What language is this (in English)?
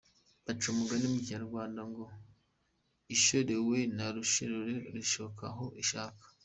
Kinyarwanda